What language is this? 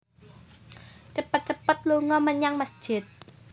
Javanese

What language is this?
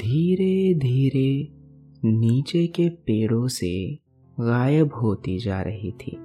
Hindi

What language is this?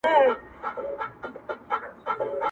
Pashto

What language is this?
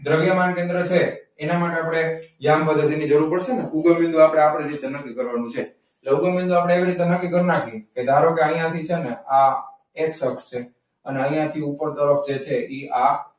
Gujarati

